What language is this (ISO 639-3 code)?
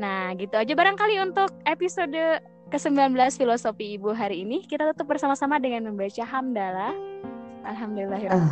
ind